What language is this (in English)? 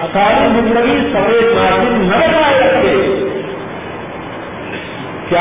Urdu